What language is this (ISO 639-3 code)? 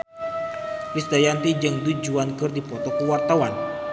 sun